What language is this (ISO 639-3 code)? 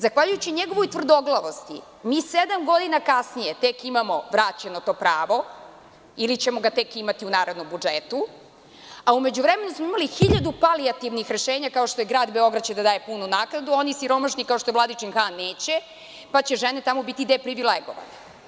srp